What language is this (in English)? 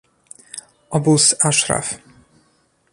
Polish